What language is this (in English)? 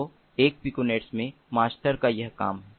Hindi